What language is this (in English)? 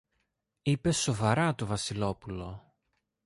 Greek